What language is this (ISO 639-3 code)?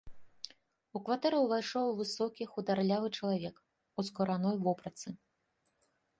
bel